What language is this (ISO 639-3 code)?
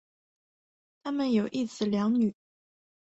zho